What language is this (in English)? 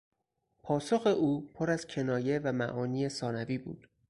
Persian